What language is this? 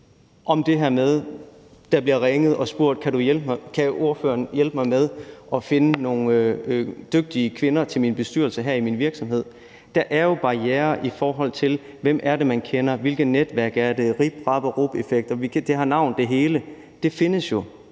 Danish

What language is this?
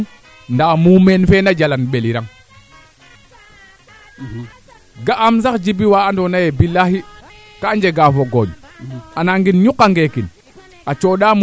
Serer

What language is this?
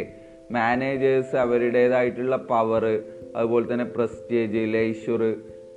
Malayalam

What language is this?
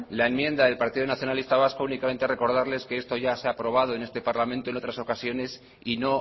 Spanish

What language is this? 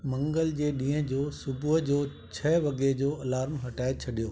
Sindhi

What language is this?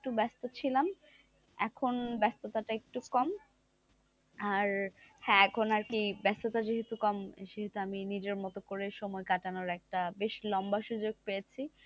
Bangla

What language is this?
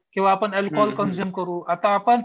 Marathi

